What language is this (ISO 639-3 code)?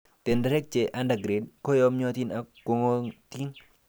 kln